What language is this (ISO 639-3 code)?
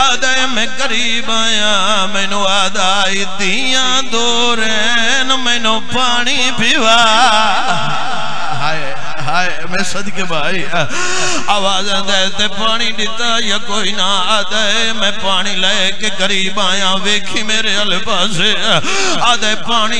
ara